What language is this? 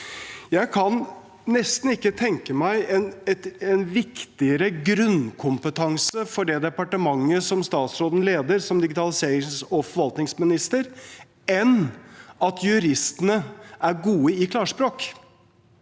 Norwegian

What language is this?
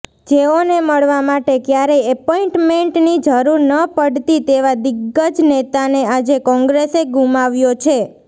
Gujarati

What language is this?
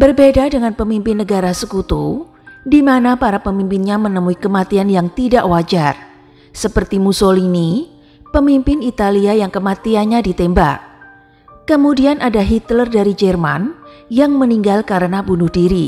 Indonesian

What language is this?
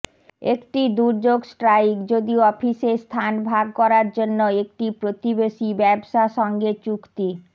Bangla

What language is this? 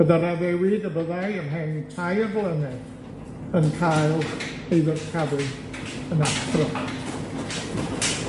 Welsh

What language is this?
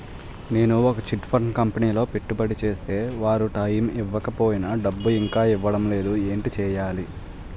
Telugu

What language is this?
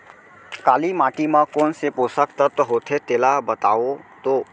Chhattisgarhi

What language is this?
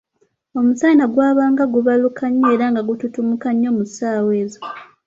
Ganda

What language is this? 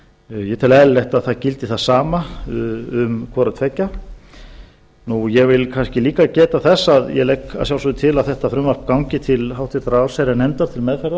Icelandic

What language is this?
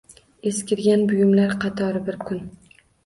Uzbek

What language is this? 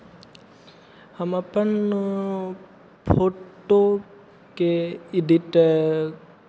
Maithili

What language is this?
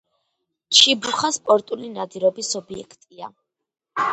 Georgian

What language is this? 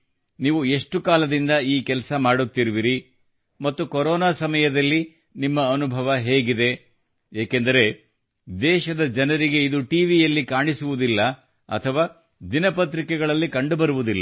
Kannada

